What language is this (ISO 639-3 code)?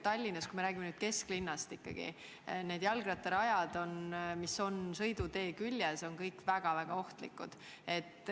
est